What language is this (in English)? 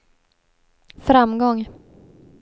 Swedish